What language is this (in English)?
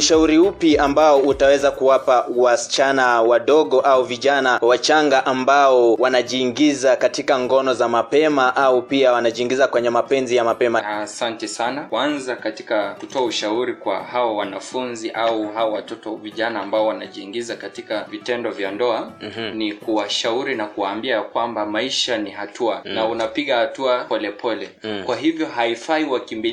Swahili